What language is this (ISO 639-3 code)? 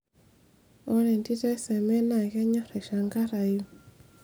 mas